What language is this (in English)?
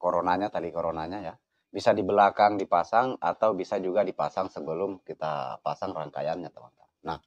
Indonesian